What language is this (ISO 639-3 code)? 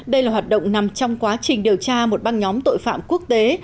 vie